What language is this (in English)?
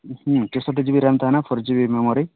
Santali